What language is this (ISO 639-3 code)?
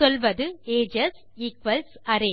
tam